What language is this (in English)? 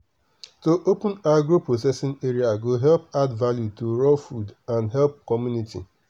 Nigerian Pidgin